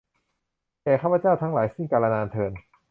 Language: Thai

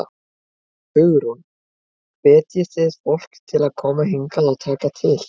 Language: Icelandic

